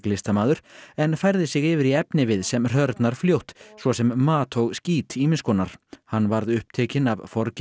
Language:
Icelandic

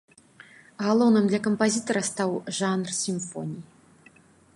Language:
Belarusian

